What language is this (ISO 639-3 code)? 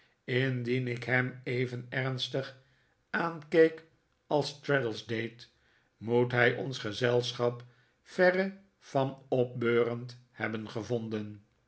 nld